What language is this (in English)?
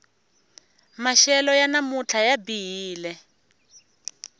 Tsonga